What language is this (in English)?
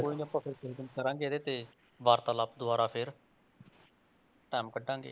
Punjabi